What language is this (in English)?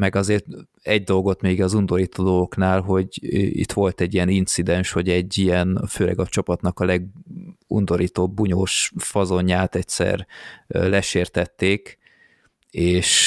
Hungarian